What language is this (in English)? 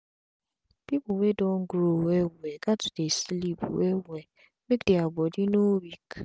Nigerian Pidgin